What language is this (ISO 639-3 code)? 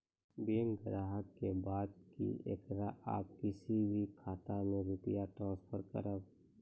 mai